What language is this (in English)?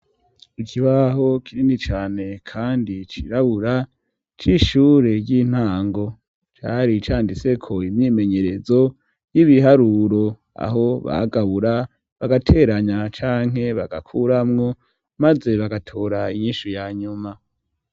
Rundi